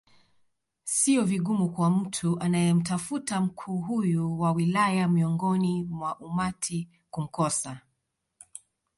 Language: Swahili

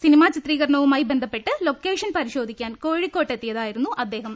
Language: Malayalam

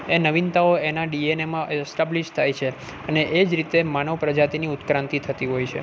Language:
Gujarati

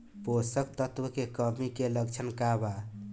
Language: Bhojpuri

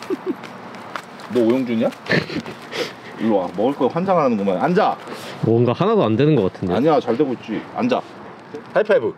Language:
Korean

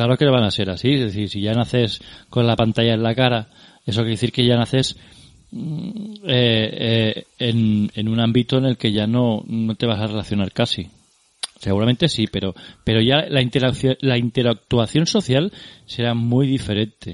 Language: Spanish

